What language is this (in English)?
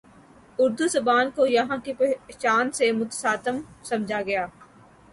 Urdu